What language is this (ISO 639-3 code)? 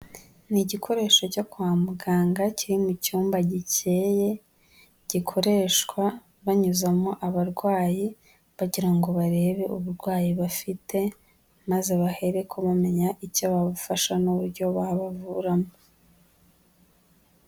kin